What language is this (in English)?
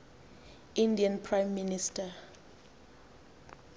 Xhosa